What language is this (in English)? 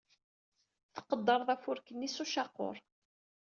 Kabyle